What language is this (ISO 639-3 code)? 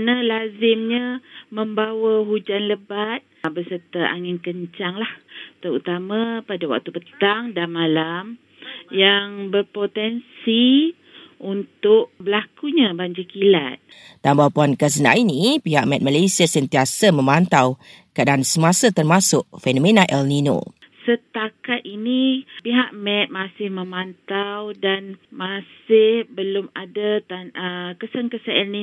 msa